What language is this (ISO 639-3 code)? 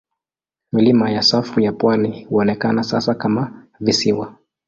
swa